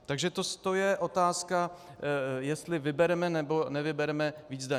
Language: Czech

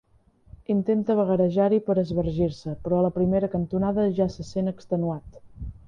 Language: Catalan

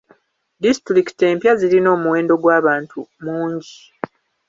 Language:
Ganda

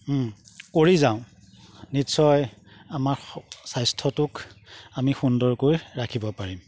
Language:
Assamese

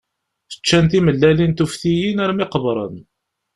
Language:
Kabyle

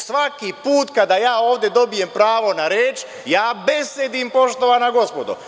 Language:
Serbian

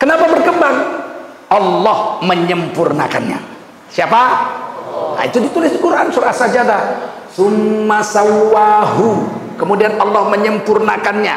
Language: Indonesian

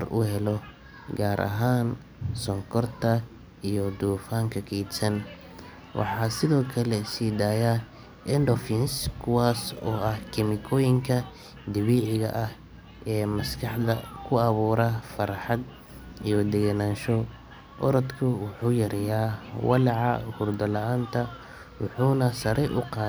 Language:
Somali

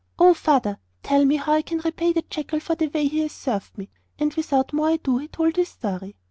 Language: English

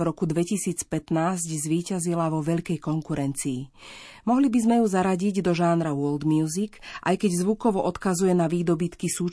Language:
Slovak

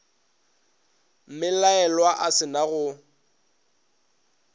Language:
Northern Sotho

